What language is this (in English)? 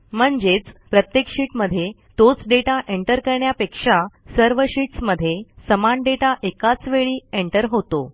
Marathi